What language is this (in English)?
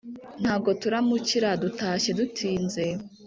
Kinyarwanda